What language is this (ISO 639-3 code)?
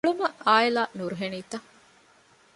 div